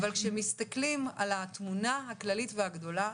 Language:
Hebrew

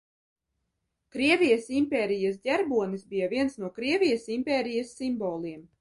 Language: Latvian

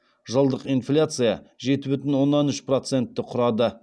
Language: Kazakh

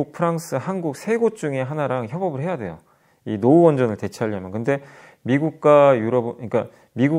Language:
Korean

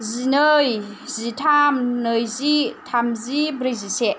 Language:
Bodo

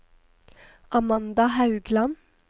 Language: Norwegian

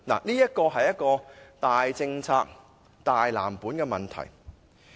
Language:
Cantonese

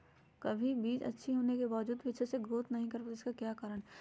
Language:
Magahi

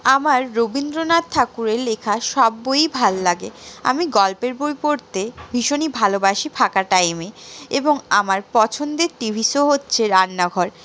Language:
Bangla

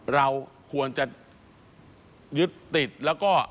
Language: Thai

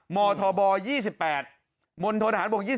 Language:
Thai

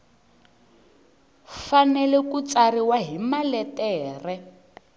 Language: Tsonga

